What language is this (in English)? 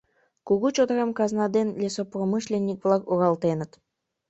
Mari